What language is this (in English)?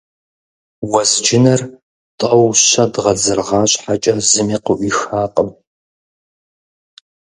Kabardian